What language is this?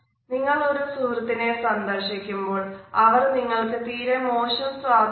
Malayalam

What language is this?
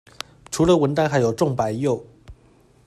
Chinese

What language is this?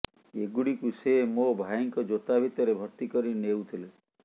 Odia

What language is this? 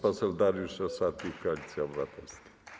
Polish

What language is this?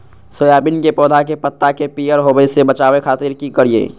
Magahi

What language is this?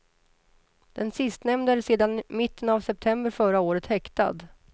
Swedish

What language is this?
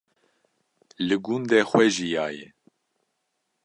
Kurdish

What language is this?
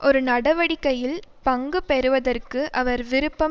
Tamil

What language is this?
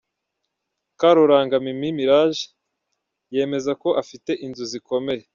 Kinyarwanda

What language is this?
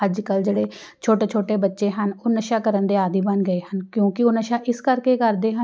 Punjabi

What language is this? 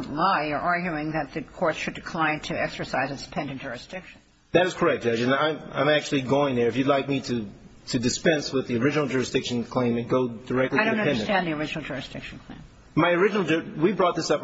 English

